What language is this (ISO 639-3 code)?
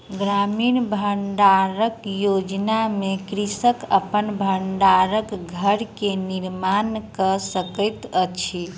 mai